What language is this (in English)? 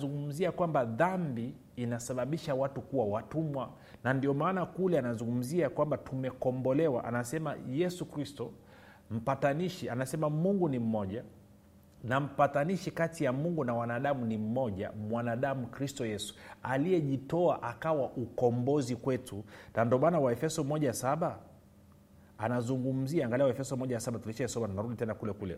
Swahili